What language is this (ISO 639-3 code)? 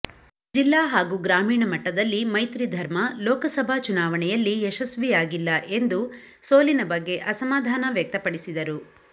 kan